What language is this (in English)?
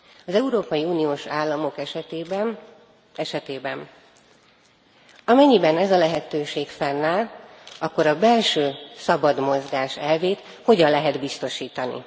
Hungarian